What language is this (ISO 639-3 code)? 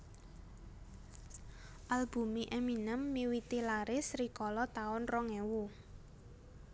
jav